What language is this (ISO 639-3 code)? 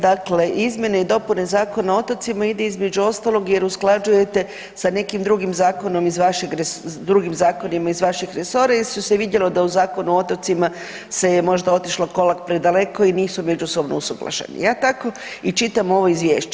hrv